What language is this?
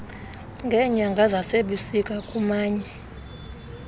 Xhosa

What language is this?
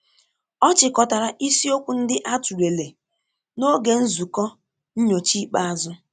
Igbo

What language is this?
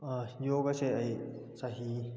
Manipuri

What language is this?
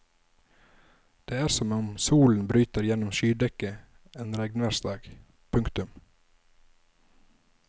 Norwegian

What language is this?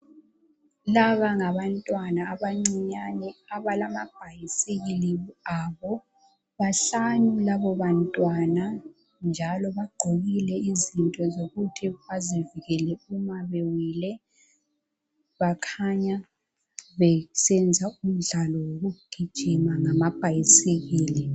North Ndebele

